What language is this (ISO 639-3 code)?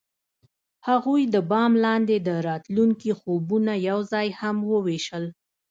pus